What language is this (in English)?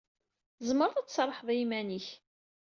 Kabyle